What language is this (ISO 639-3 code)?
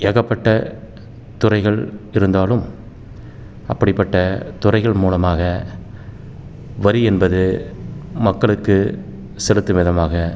tam